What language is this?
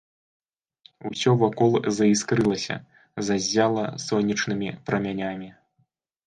Belarusian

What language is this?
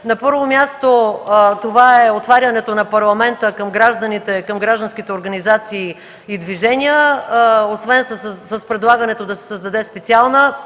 Bulgarian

